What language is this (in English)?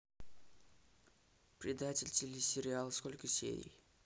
Russian